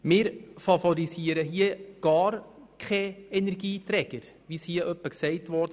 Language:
Swiss German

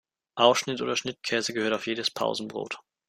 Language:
German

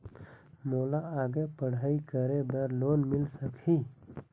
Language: Chhattisgarhi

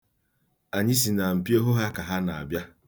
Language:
Igbo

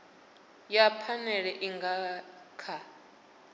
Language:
Venda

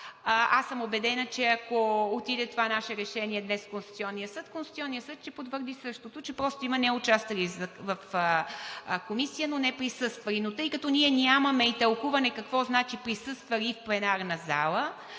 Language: Bulgarian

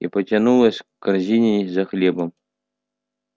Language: Russian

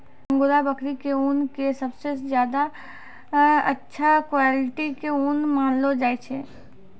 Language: Maithili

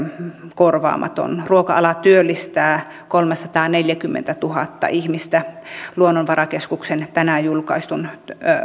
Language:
Finnish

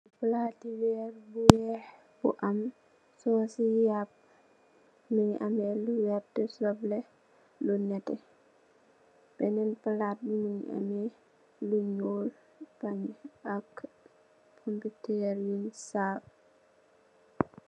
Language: Wolof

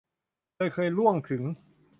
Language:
Thai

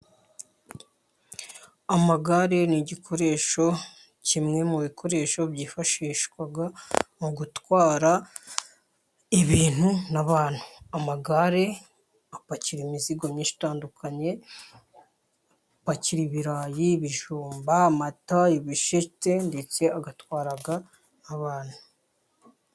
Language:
Kinyarwanda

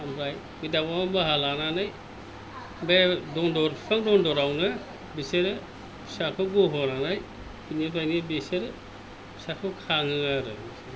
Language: Bodo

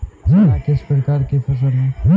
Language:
Hindi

